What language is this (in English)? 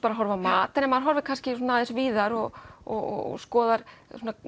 Icelandic